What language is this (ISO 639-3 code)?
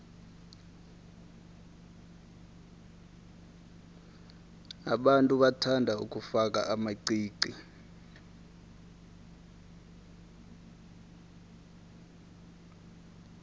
nbl